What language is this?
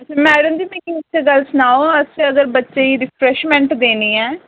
Dogri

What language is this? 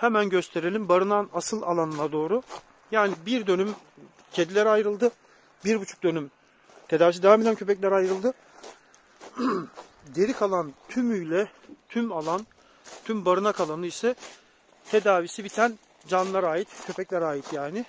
Turkish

